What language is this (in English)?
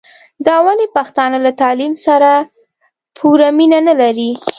Pashto